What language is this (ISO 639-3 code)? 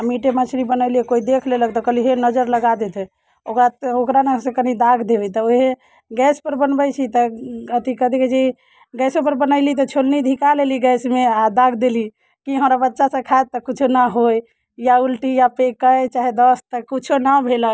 mai